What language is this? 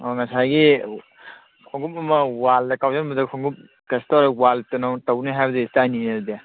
Manipuri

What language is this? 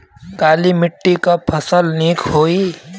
Bhojpuri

